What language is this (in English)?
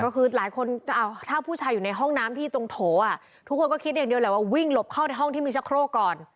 Thai